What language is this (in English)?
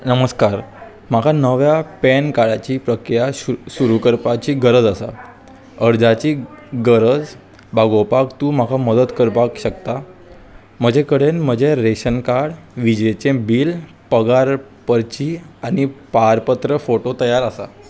Konkani